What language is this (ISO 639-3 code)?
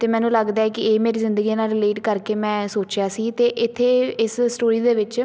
pan